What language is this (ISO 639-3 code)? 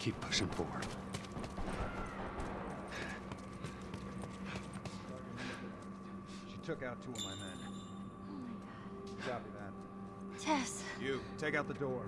por